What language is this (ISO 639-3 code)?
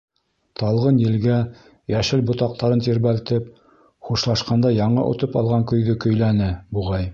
bak